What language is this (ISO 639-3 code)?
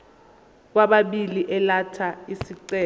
zul